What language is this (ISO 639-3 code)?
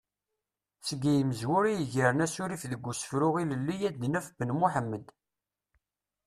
kab